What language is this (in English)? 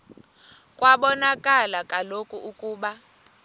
Xhosa